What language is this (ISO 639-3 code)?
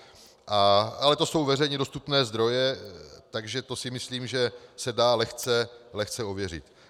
ces